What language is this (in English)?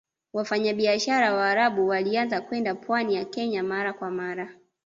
Swahili